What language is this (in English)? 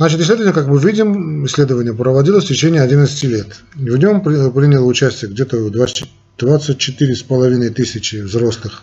Russian